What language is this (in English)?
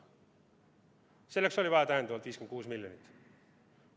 Estonian